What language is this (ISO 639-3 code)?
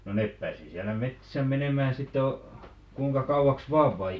fin